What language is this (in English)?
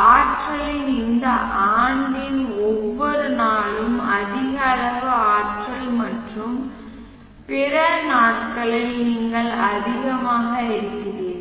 Tamil